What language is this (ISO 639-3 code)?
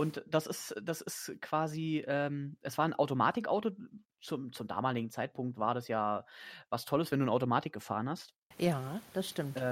deu